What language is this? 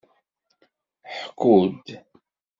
Kabyle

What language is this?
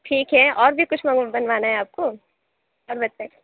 Urdu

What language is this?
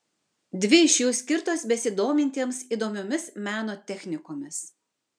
Lithuanian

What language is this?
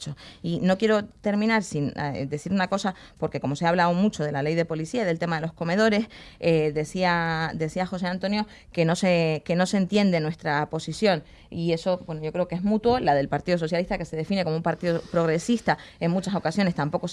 Spanish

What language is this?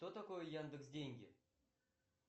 Russian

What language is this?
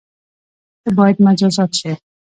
Pashto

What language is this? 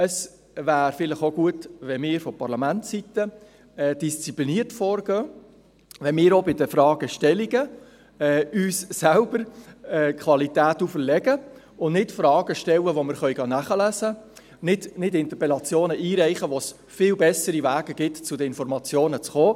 Swiss German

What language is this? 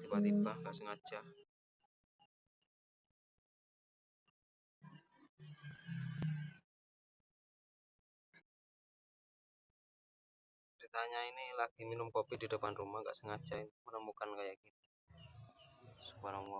Indonesian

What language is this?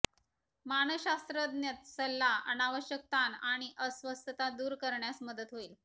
Marathi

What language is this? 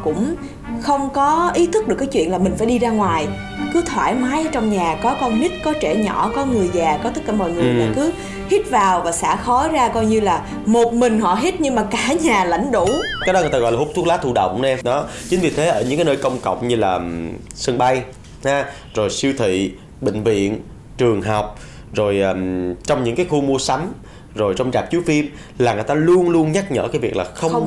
Vietnamese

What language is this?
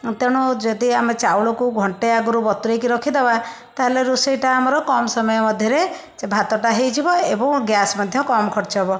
Odia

